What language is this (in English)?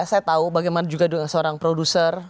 Indonesian